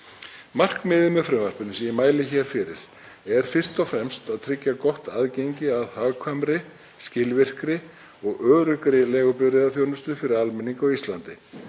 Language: Icelandic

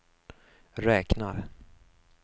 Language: Swedish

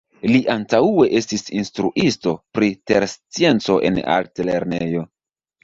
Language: Esperanto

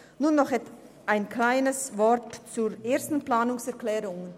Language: Swiss German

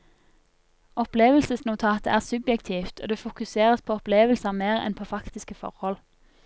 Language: Norwegian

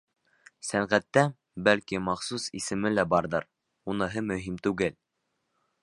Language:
Bashkir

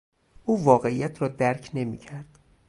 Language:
Persian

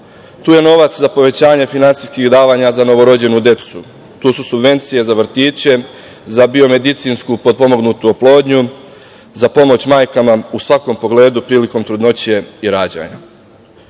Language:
Serbian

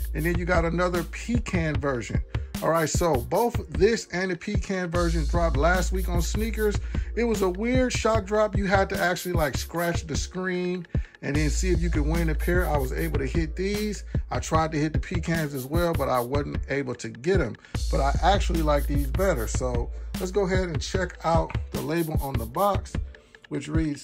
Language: English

